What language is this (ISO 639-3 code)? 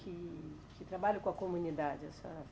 por